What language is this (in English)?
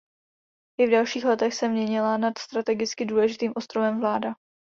Czech